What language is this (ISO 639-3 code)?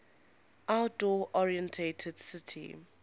eng